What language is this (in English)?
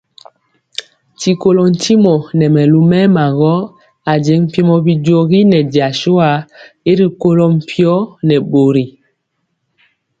Mpiemo